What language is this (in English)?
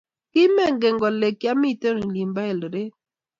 Kalenjin